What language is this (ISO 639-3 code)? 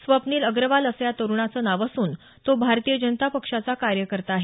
mar